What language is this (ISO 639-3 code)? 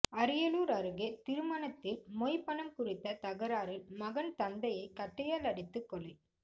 tam